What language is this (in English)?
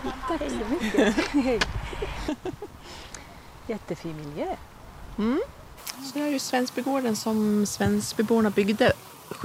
Swedish